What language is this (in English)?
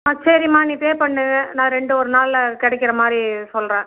Tamil